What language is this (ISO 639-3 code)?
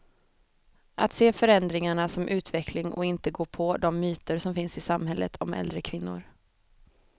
swe